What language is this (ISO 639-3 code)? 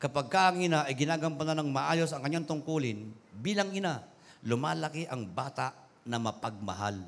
fil